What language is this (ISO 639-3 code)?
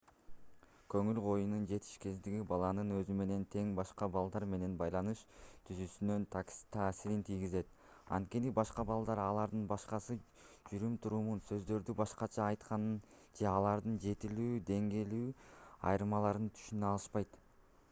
kir